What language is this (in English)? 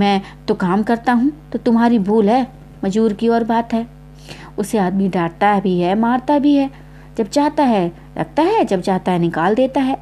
Hindi